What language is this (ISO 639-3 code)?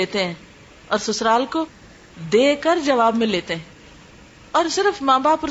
urd